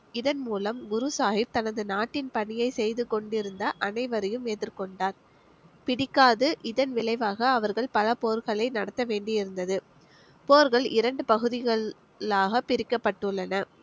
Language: Tamil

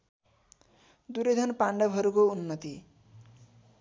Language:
Nepali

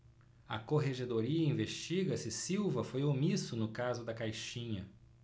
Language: Portuguese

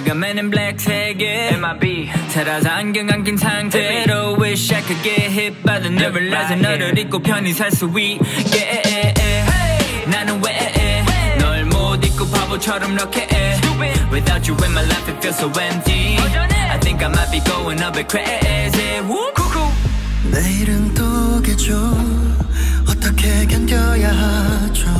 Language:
Korean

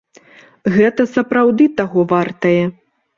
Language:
Belarusian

